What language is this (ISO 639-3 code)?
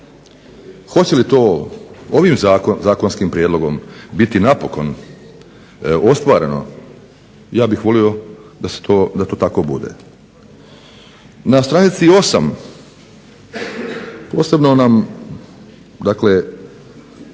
hrv